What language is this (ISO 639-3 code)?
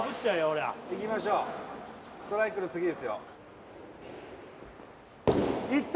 jpn